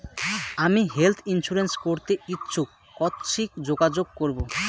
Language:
Bangla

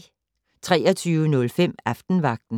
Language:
Danish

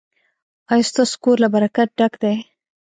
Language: Pashto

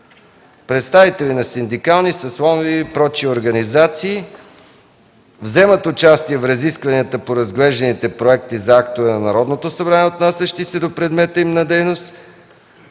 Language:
Bulgarian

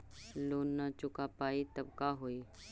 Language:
Magahi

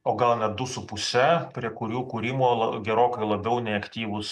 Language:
Lithuanian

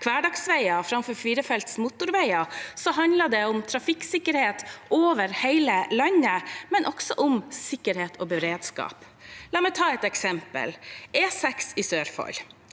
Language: Norwegian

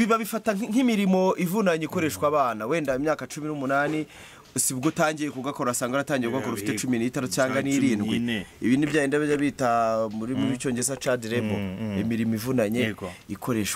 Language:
French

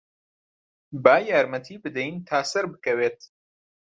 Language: Central Kurdish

